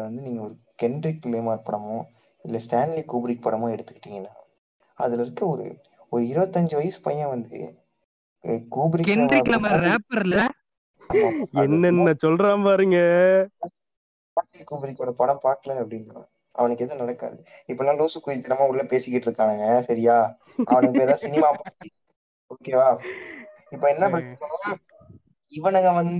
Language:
Tamil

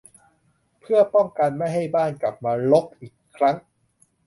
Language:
Thai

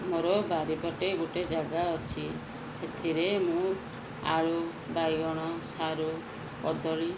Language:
Odia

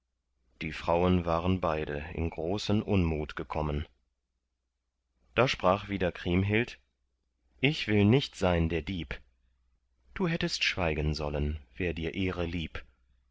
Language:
German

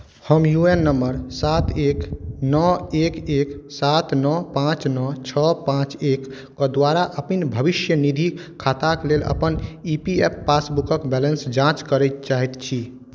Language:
Maithili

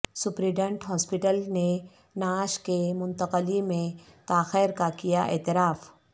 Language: Urdu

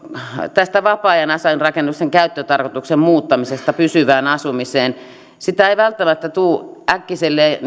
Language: Finnish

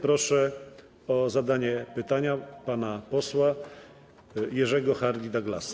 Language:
Polish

